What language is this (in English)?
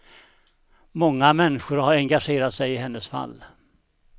Swedish